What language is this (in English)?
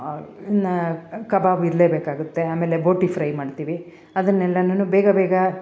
Kannada